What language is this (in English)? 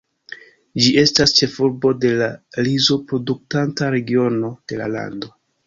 Esperanto